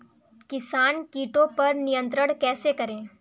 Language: Hindi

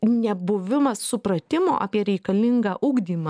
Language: Lithuanian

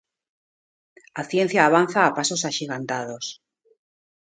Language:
Galician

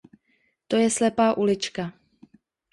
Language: Czech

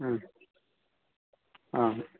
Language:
Malayalam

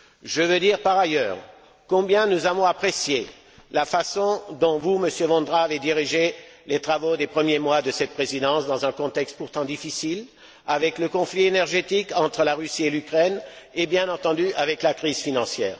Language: French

